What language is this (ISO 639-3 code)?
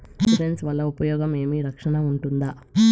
tel